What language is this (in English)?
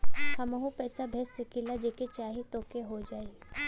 Bhojpuri